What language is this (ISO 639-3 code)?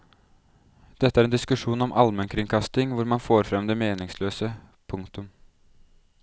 nor